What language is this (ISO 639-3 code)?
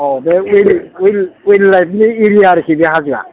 brx